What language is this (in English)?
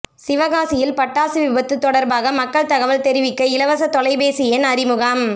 Tamil